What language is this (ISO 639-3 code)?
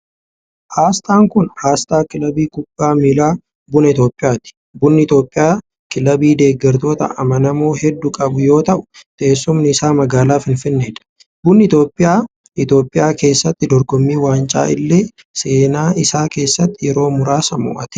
orm